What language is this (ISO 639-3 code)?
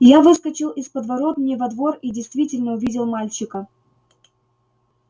rus